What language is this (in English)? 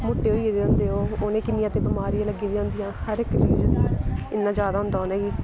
Dogri